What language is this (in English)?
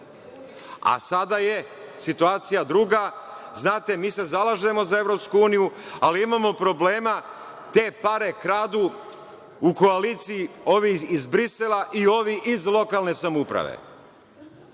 Serbian